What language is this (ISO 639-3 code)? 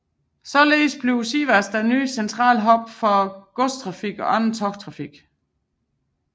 dan